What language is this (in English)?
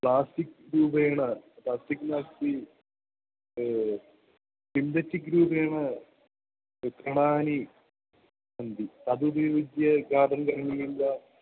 Sanskrit